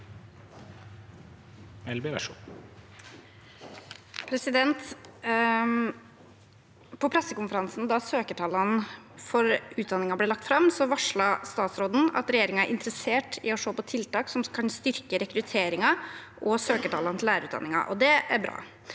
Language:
Norwegian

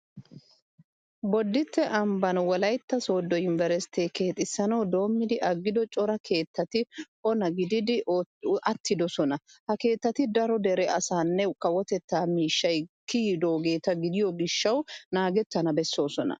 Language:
Wolaytta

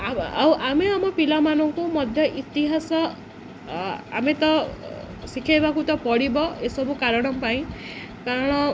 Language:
Odia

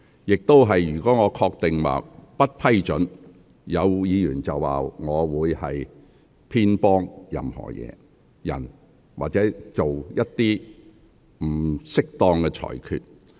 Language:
Cantonese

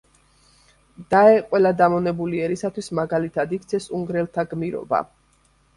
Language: Georgian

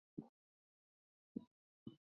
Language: Chinese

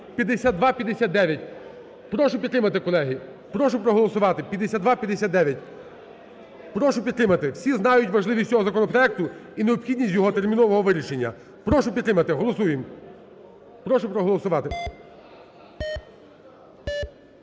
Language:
Ukrainian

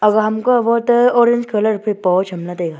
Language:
Wancho Naga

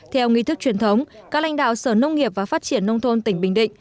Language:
Vietnamese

